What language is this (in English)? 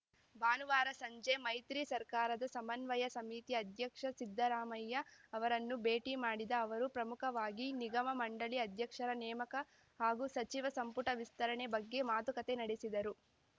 Kannada